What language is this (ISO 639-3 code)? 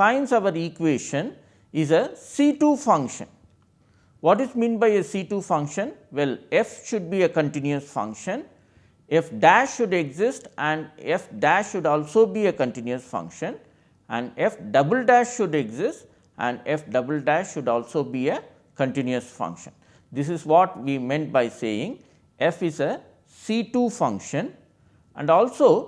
eng